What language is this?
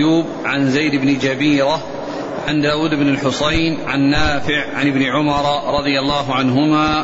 Arabic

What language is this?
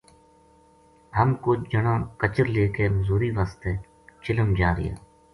Gujari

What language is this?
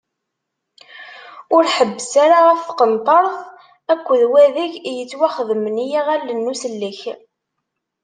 Kabyle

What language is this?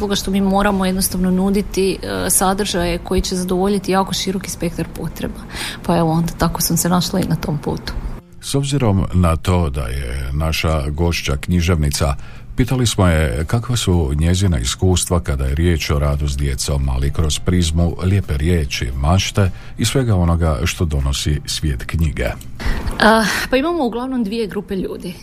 Croatian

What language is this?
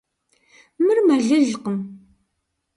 Kabardian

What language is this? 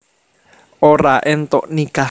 Javanese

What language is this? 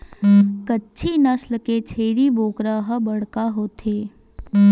Chhattisgarhi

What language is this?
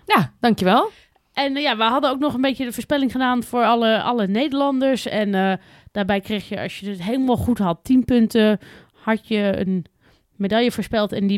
Dutch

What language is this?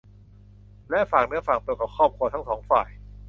Thai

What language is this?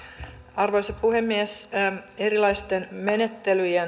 Finnish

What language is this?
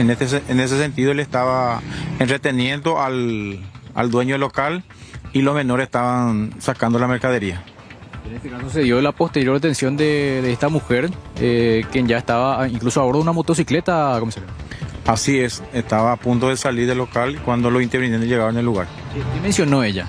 Spanish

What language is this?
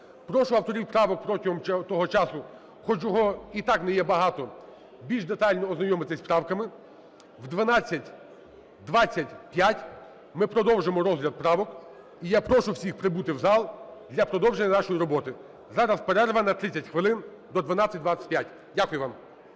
Ukrainian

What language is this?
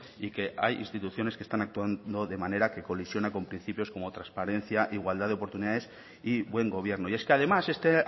Spanish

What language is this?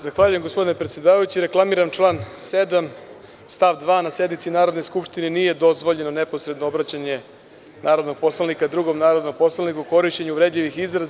Serbian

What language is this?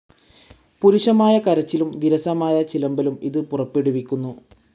Malayalam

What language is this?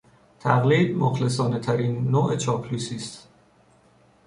Persian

